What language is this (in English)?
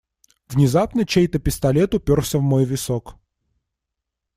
Russian